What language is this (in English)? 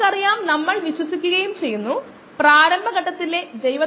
Malayalam